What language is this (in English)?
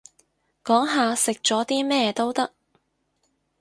Cantonese